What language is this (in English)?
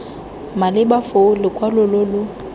Tswana